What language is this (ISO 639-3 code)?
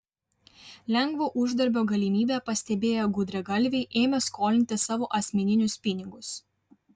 lit